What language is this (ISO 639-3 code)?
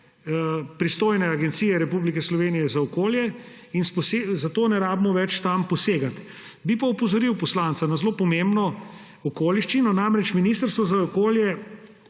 slv